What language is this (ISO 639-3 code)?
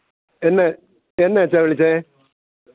mal